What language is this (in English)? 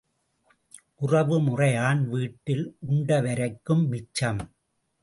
Tamil